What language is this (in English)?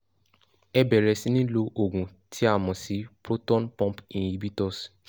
Yoruba